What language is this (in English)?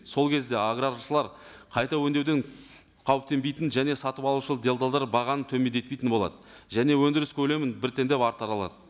Kazakh